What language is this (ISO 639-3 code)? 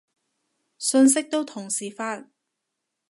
yue